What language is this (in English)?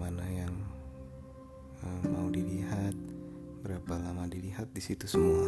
Indonesian